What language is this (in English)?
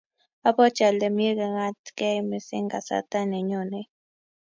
Kalenjin